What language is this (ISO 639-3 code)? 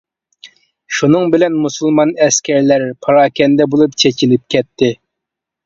uig